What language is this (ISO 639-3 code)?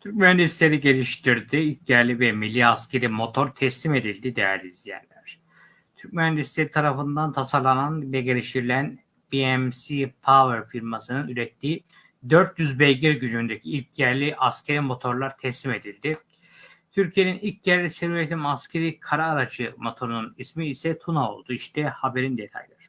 tur